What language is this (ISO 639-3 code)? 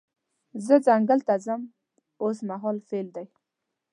pus